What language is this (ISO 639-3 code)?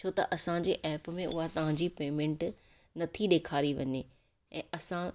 snd